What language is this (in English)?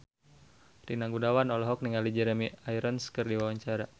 Sundanese